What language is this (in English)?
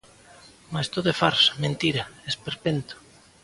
Galician